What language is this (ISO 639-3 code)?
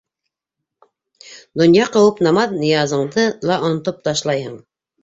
bak